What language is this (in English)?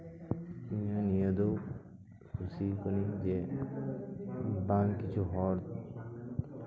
Santali